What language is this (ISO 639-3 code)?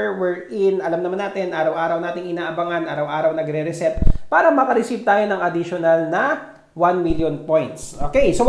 fil